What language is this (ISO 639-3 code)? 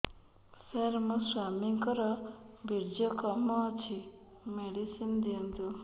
ori